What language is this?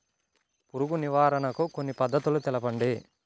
Telugu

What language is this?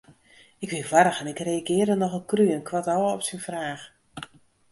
Western Frisian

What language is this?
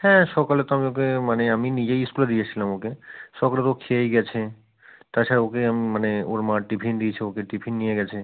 Bangla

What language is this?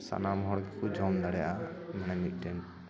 Santali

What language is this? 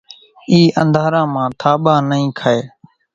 Kachi Koli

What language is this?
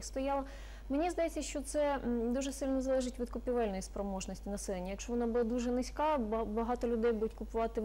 Ukrainian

